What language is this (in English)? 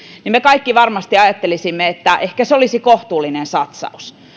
Finnish